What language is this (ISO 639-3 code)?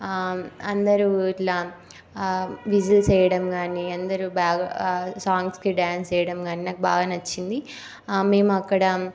tel